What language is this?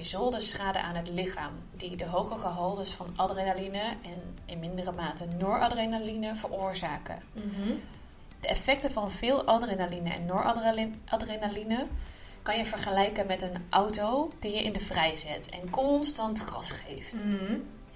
Dutch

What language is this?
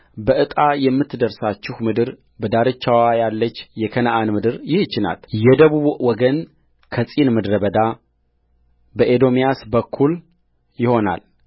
Amharic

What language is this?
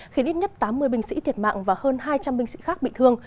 Vietnamese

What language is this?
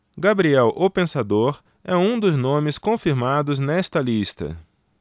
Portuguese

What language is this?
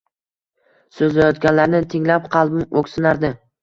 Uzbek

